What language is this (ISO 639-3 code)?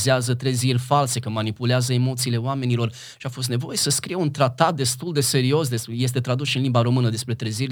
ron